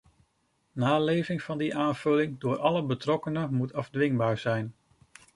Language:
Dutch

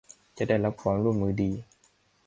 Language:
Thai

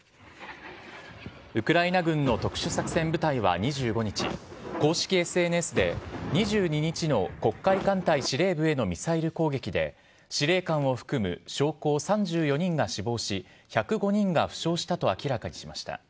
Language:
Japanese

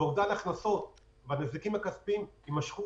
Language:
Hebrew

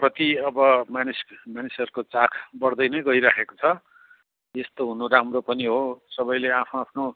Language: Nepali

